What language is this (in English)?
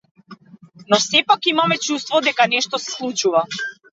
Macedonian